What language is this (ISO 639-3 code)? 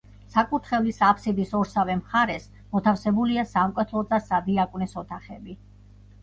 kat